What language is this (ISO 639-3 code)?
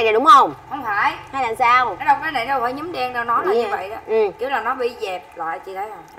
vie